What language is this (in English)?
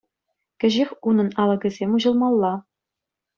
Chuvash